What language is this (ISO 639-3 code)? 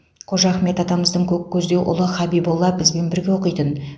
kaz